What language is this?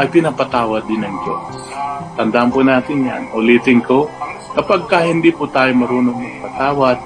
Filipino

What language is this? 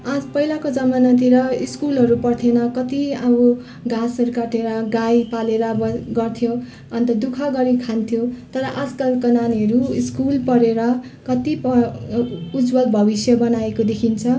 Nepali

